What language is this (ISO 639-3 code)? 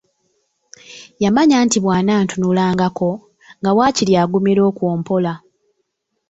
lug